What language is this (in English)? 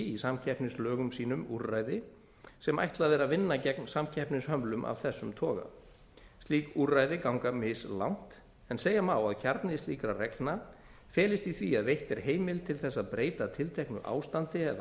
Icelandic